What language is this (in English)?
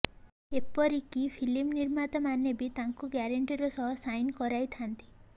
Odia